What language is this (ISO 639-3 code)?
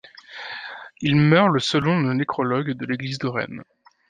fra